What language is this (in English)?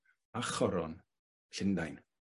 Welsh